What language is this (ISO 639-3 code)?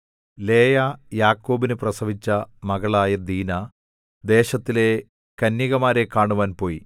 mal